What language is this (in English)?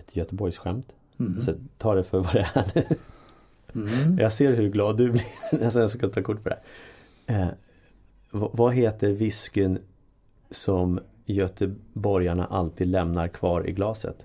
Swedish